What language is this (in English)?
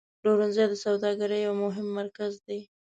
Pashto